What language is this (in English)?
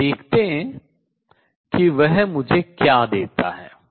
Hindi